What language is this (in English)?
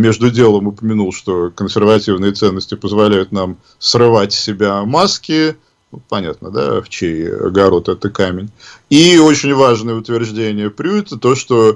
Russian